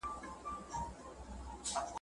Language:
Pashto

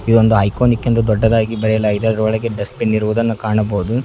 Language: Kannada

